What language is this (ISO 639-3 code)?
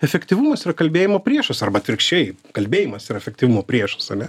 lit